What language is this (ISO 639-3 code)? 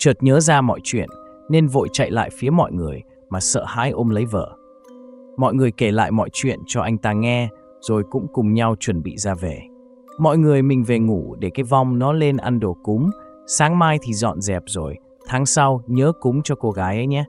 vie